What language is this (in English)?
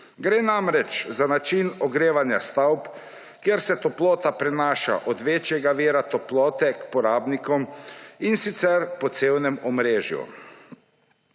Slovenian